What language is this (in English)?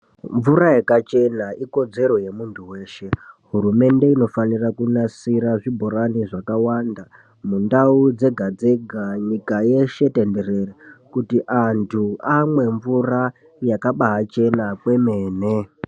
Ndau